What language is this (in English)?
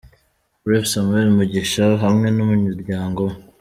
Kinyarwanda